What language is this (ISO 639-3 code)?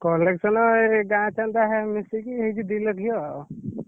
ori